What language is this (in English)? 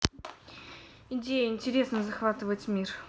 Russian